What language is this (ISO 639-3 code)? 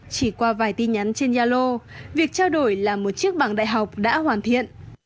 vie